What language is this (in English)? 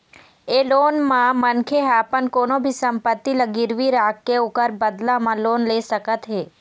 Chhattisgarhi